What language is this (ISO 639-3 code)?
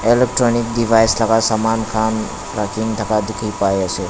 nag